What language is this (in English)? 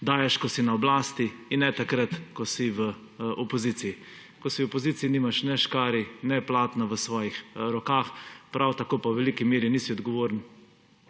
Slovenian